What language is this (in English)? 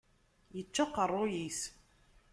Kabyle